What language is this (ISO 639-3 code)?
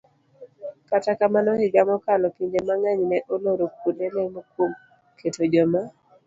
luo